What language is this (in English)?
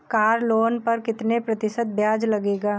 Hindi